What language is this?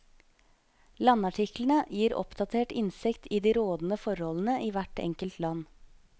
Norwegian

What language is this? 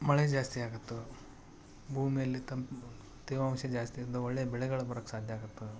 Kannada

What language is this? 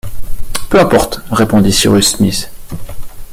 French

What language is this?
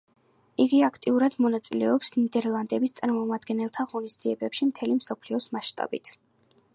Georgian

